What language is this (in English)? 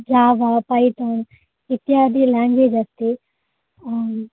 Sanskrit